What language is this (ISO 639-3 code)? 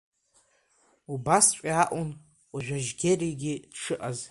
abk